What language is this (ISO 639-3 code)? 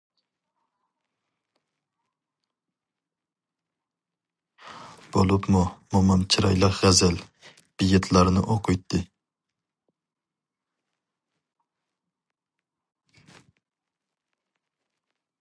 uig